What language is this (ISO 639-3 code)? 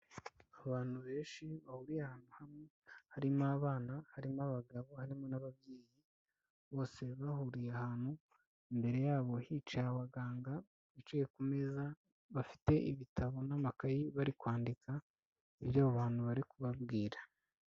kin